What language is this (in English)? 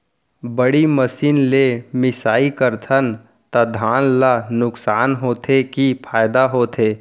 Chhattisgarhi